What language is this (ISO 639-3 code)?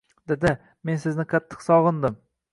uzb